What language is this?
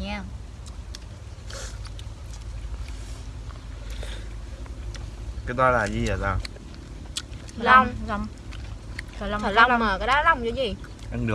Vietnamese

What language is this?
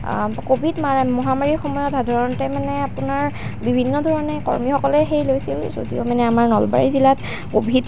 Assamese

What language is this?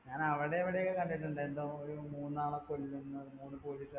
Malayalam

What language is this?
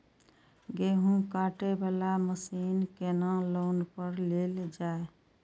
Maithili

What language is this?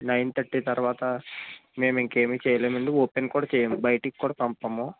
Telugu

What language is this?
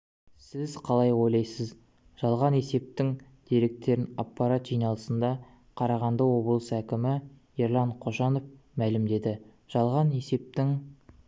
Kazakh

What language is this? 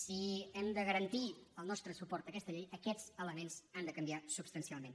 Catalan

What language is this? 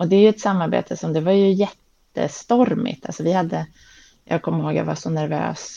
Swedish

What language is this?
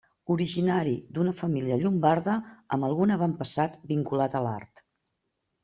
Catalan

